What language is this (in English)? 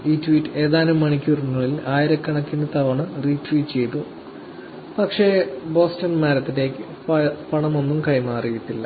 Malayalam